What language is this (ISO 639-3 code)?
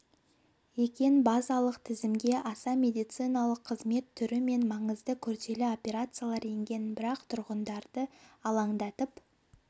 kaz